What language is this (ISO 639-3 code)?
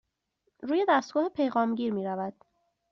fas